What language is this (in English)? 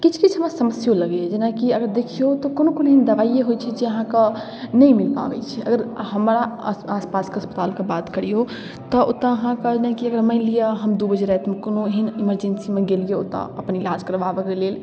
Maithili